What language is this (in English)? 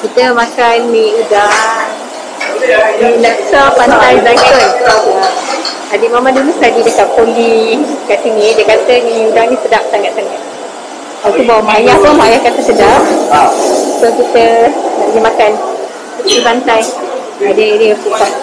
Malay